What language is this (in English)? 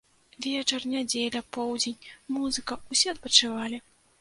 Belarusian